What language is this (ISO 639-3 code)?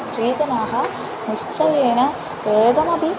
san